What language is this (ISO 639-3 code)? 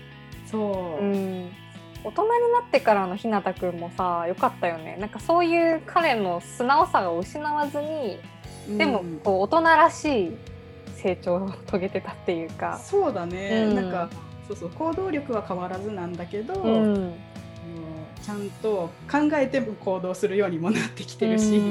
jpn